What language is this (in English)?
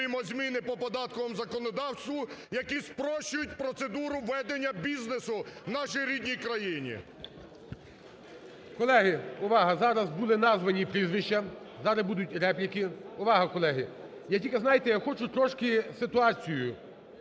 Ukrainian